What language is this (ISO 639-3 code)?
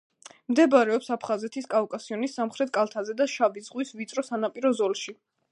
kat